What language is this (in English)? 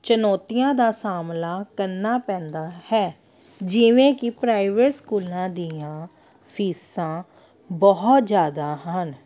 Punjabi